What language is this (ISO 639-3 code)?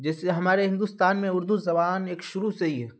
urd